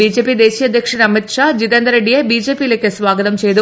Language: Malayalam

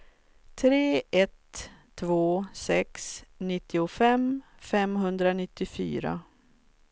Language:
Swedish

